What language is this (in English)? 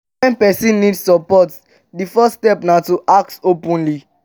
Nigerian Pidgin